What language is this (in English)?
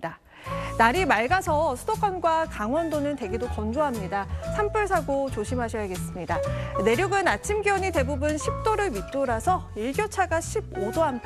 Korean